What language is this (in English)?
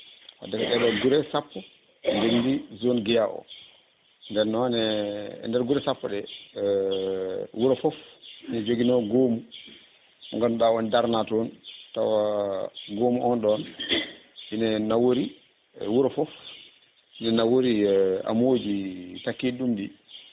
Fula